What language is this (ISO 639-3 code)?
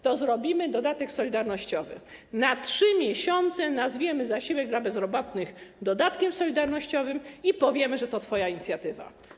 pol